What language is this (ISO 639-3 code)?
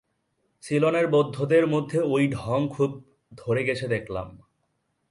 ben